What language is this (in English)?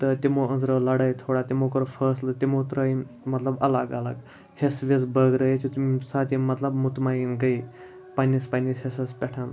Kashmiri